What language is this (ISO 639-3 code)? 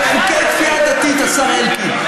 heb